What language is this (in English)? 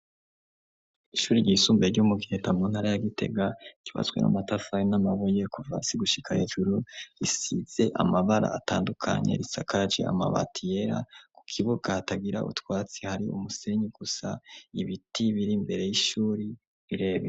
Rundi